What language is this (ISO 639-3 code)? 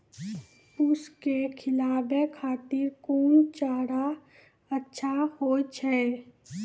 mai